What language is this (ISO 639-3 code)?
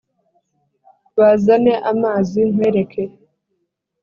kin